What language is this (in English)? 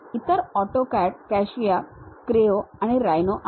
Marathi